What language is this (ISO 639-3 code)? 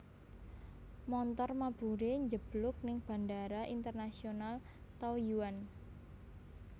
jav